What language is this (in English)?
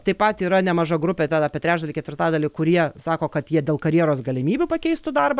Lithuanian